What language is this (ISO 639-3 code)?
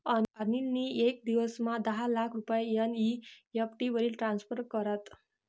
mar